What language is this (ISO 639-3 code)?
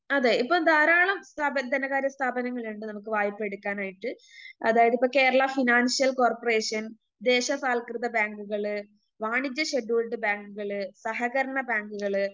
mal